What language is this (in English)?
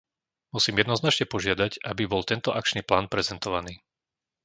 Slovak